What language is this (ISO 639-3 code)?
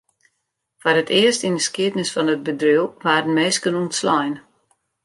fry